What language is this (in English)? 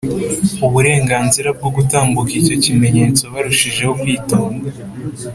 Kinyarwanda